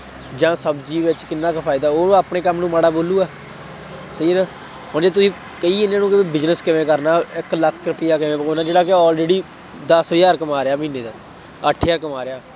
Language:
Punjabi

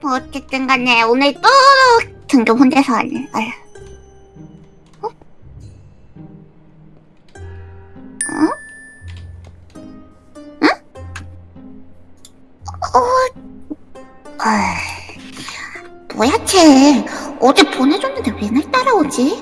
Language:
Korean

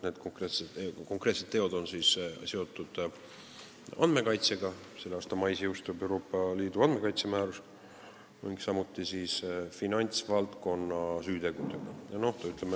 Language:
Estonian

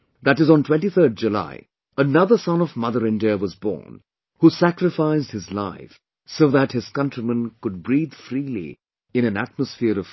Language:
English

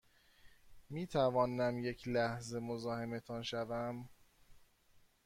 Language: Persian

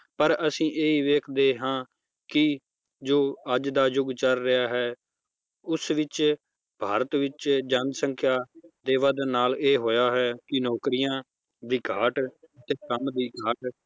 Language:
Punjabi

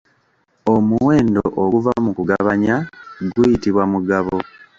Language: Ganda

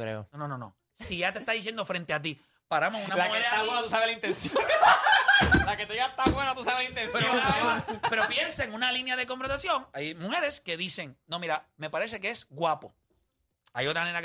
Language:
Spanish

